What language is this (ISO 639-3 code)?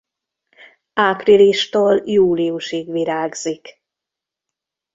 hun